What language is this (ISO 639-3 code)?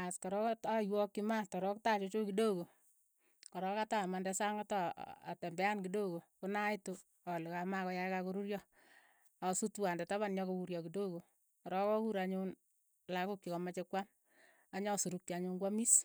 eyo